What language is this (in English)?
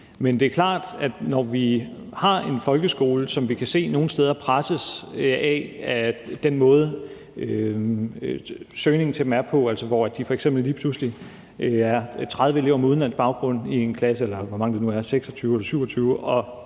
Danish